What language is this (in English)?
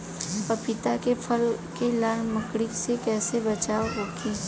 Bhojpuri